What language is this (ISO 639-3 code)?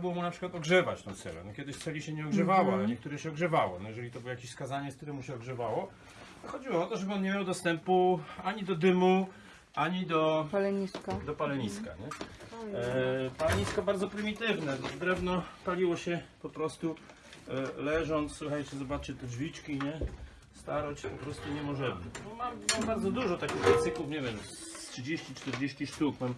pol